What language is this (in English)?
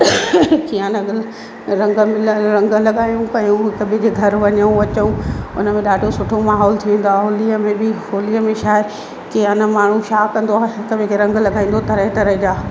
Sindhi